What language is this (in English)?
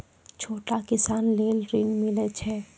Maithili